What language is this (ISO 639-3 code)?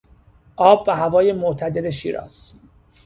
fas